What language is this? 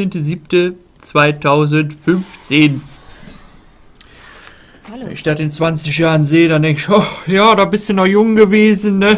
German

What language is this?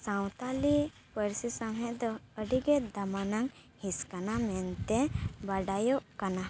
Santali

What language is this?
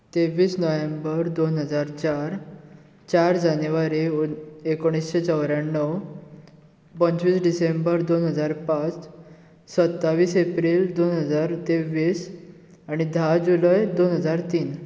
Konkani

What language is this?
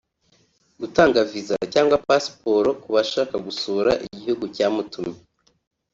Kinyarwanda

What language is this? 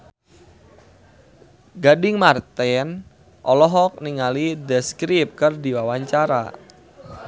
Sundanese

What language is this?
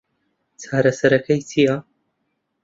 Central Kurdish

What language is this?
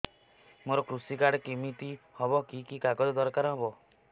Odia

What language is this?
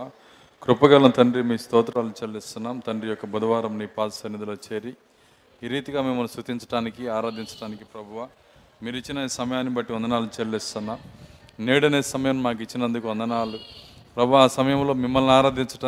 Telugu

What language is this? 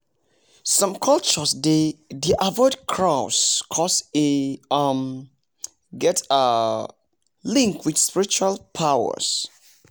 Nigerian Pidgin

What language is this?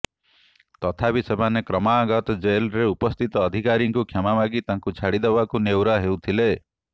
Odia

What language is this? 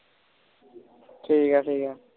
Punjabi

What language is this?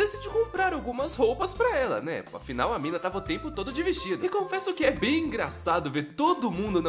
Portuguese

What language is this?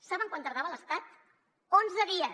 Catalan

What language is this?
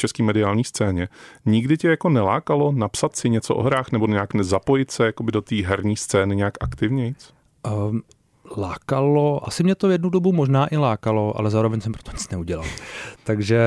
Czech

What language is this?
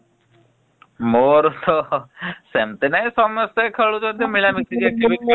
Odia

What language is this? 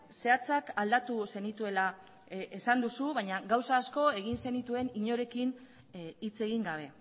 Basque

